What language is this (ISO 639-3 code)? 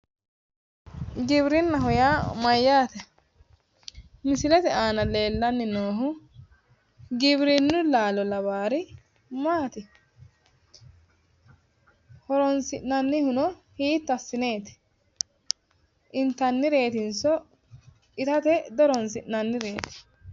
sid